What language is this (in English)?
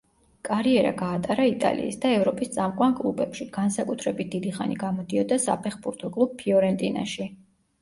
Georgian